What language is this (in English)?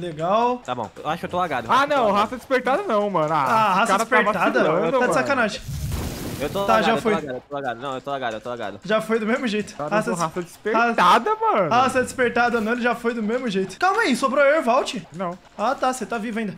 Portuguese